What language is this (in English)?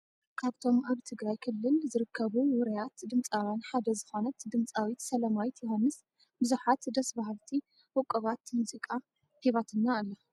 Tigrinya